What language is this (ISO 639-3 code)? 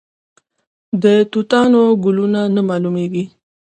pus